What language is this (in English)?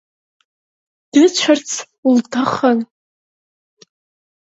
Abkhazian